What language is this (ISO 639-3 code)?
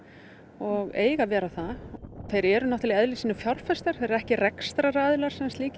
isl